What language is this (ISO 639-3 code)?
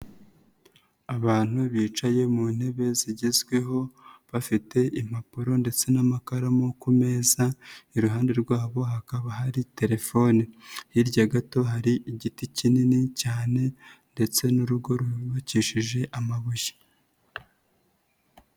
kin